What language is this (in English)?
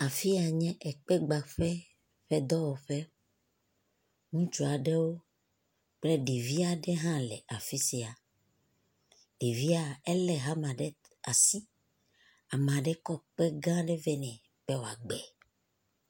Ewe